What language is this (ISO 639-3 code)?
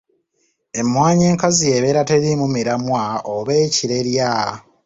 lug